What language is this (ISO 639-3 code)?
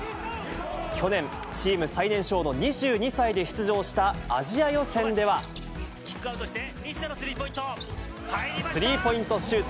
jpn